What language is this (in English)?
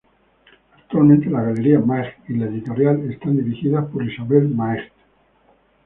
Spanish